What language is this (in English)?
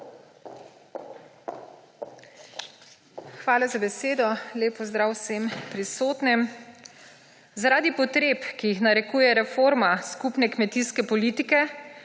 Slovenian